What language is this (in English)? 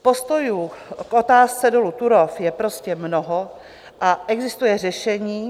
Czech